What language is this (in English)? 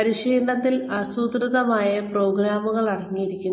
Malayalam